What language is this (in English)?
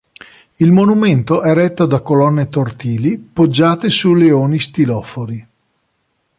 Italian